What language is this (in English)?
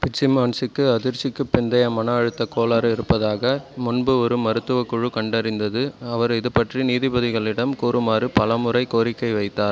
Tamil